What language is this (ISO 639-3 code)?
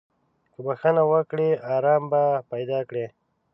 pus